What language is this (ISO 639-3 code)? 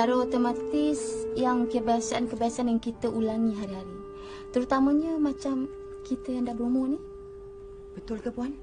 msa